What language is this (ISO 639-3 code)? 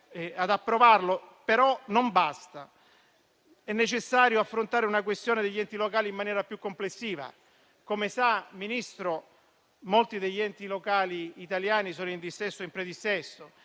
ita